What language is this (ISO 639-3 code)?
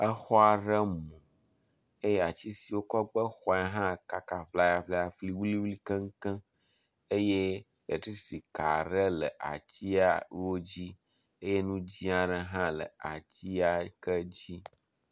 ewe